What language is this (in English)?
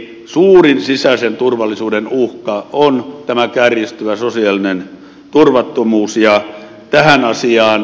Finnish